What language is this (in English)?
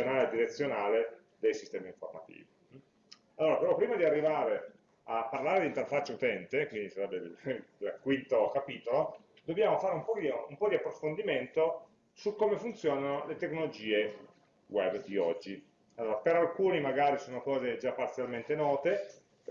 Italian